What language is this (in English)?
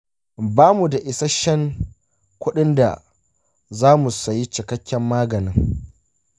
Hausa